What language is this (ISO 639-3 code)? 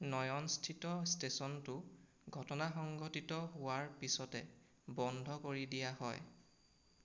asm